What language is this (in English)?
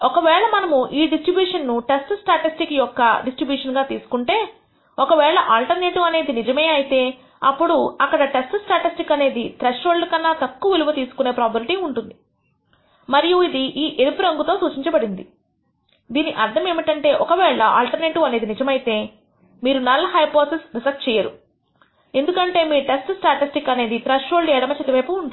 Telugu